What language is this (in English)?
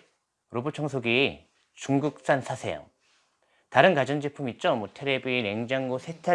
Korean